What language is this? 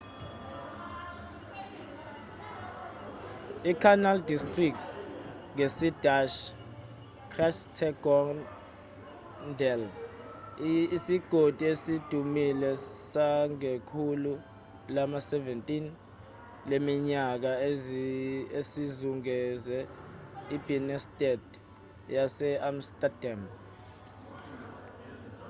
Zulu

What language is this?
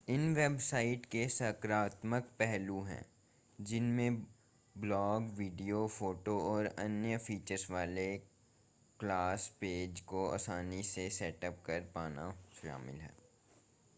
Hindi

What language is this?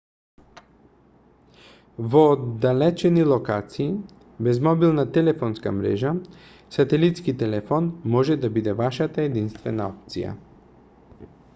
Macedonian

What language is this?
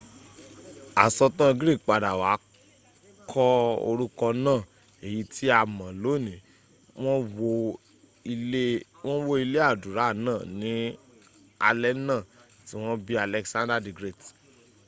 Yoruba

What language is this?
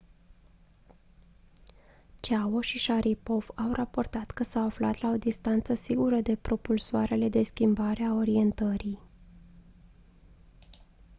Romanian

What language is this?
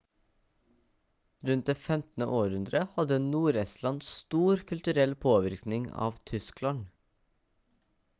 Norwegian Bokmål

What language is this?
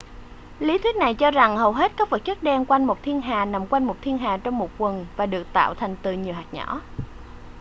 Vietnamese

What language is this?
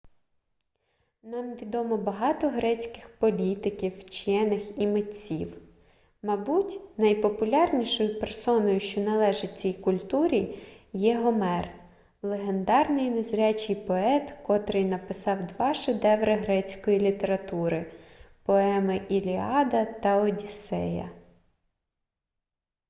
Ukrainian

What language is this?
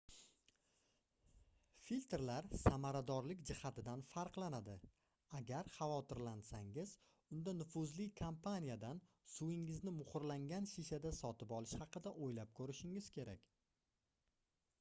Uzbek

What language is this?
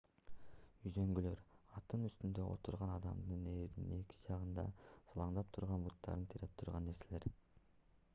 Kyrgyz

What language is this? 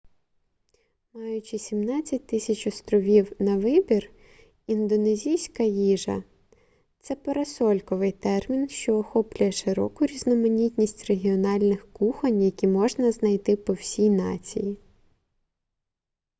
Ukrainian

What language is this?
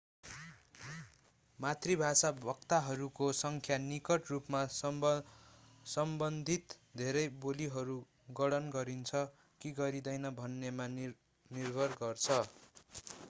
Nepali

